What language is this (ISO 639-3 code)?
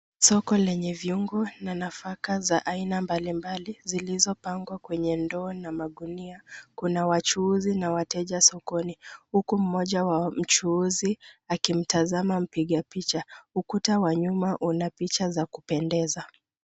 swa